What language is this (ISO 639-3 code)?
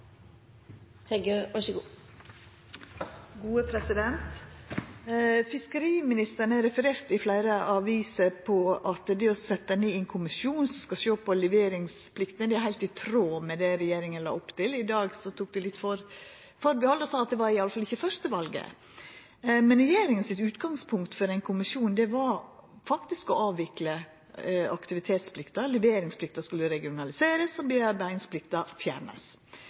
nor